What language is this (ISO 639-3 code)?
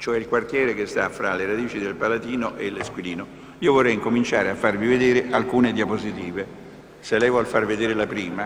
ita